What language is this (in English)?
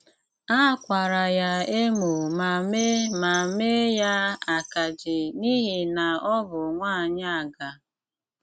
Igbo